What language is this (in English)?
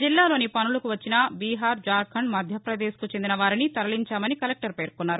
Telugu